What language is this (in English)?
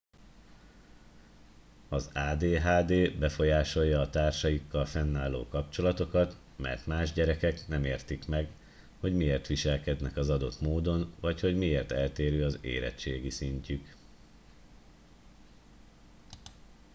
Hungarian